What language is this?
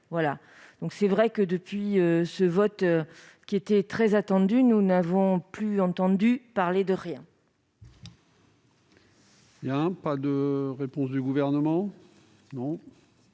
French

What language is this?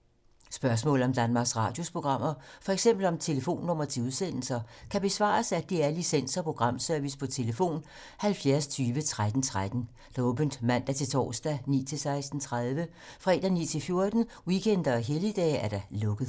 Danish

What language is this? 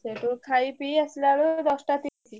Odia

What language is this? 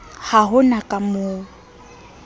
Southern Sotho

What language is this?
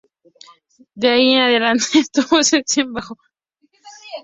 Spanish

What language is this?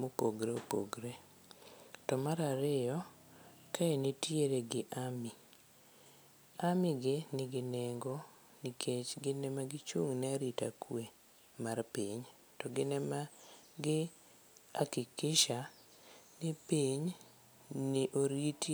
Luo (Kenya and Tanzania)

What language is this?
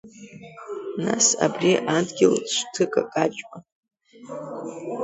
Abkhazian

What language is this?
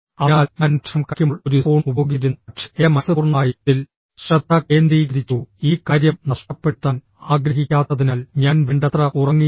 Malayalam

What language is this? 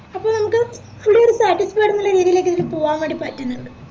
Malayalam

